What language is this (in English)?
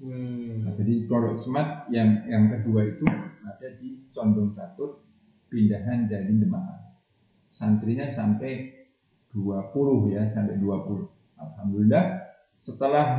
Indonesian